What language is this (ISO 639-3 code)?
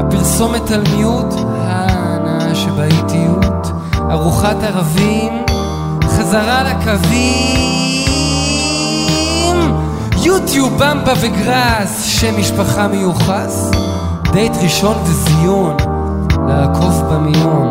heb